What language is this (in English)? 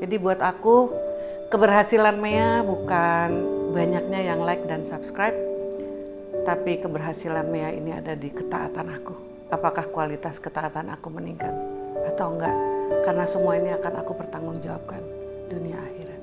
Indonesian